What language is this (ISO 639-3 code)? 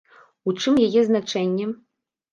bel